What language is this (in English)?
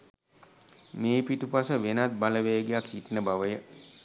Sinhala